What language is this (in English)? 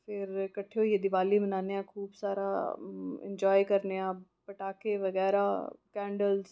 Dogri